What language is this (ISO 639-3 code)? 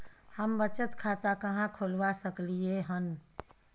mai